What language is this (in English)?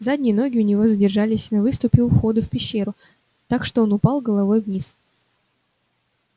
Russian